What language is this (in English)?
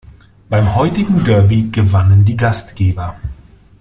German